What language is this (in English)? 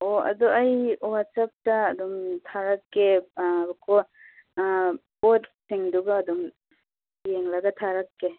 Manipuri